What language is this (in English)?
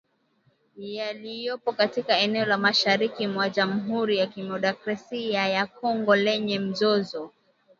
Swahili